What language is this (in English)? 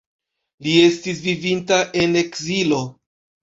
Esperanto